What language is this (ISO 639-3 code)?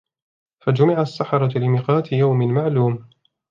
ara